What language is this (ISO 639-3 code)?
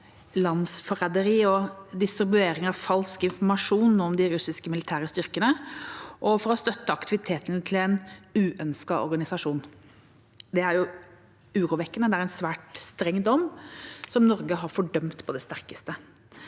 nor